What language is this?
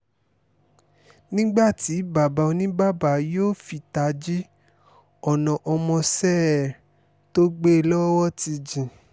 Yoruba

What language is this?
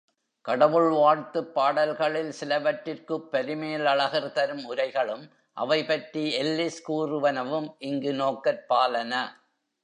Tamil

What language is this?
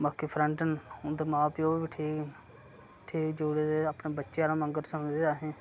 Dogri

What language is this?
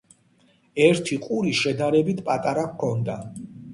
Georgian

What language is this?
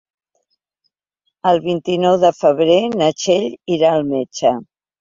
Catalan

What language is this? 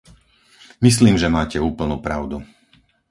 Slovak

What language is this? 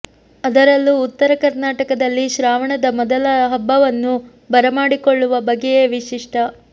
Kannada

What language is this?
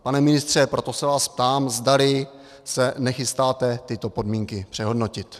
Czech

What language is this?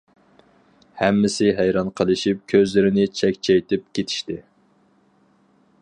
Uyghur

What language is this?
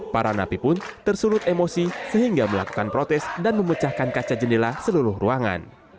Indonesian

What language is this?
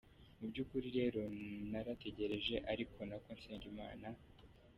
Kinyarwanda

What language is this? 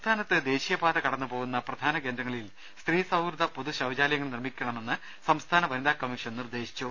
Malayalam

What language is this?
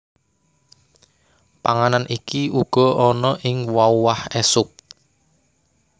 Javanese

